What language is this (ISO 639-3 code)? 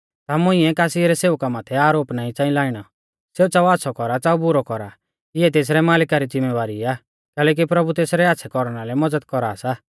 bfz